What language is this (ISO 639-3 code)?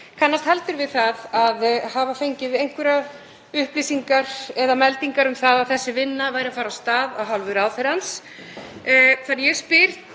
isl